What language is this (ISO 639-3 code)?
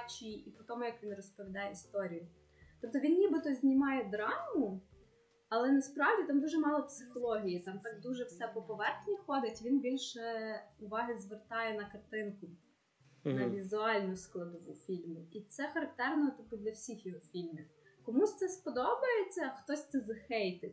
ukr